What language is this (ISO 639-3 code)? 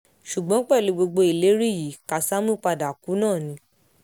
yor